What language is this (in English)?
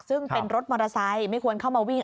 Thai